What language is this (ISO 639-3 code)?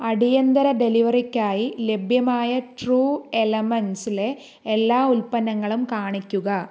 mal